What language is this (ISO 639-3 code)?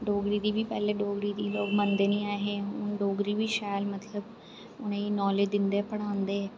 doi